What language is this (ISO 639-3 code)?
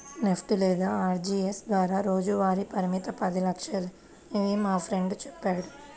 tel